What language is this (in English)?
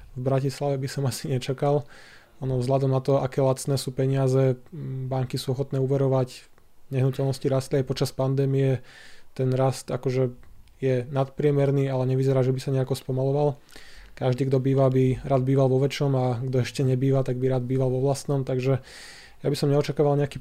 Slovak